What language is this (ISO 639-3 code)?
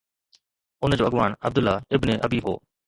snd